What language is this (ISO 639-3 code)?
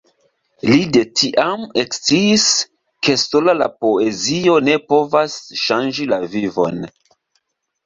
epo